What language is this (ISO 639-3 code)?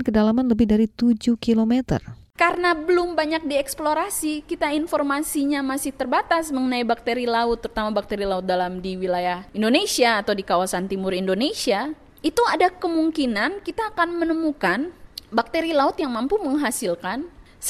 ind